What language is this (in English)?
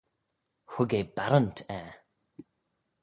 Manx